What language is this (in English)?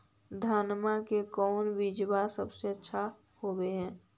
Magahi